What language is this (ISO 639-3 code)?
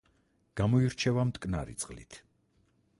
kat